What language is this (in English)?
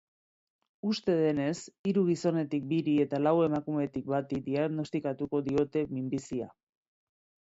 Basque